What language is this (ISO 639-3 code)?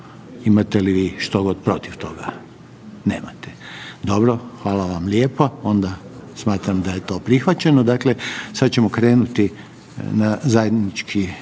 hrv